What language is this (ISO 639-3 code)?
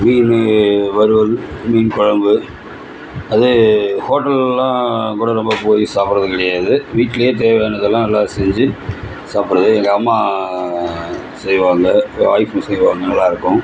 tam